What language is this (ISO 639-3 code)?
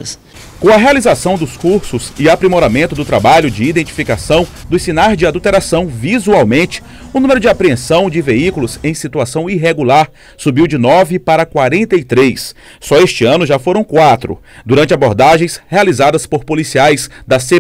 por